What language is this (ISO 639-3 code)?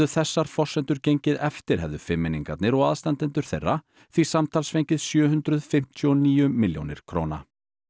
isl